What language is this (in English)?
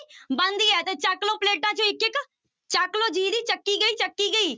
Punjabi